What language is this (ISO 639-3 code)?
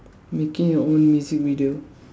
eng